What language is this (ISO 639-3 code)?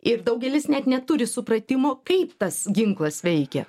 lit